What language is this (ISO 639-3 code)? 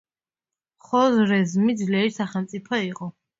kat